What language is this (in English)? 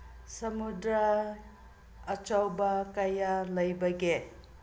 Manipuri